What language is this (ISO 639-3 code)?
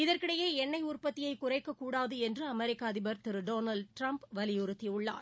tam